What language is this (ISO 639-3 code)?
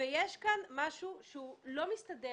heb